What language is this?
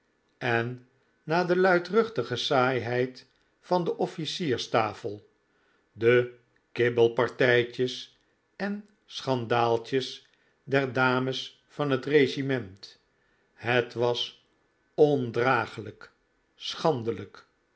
Dutch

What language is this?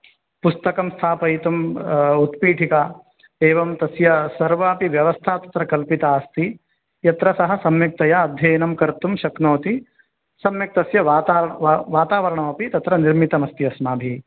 Sanskrit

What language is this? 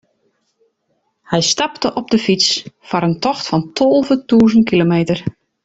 Western Frisian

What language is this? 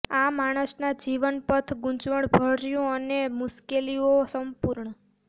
Gujarati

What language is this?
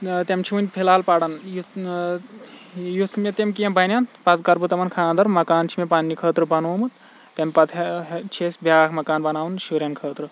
Kashmiri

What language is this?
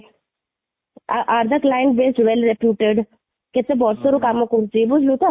Odia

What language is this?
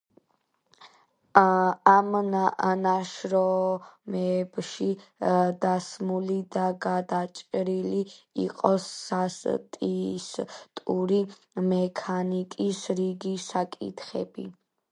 Georgian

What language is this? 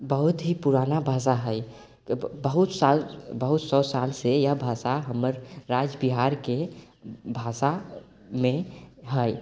Maithili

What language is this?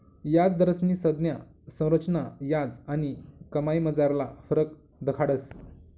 Marathi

